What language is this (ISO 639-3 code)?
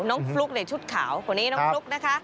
tha